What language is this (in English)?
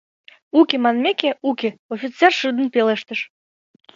Mari